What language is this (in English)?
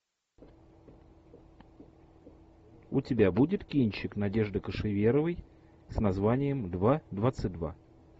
Russian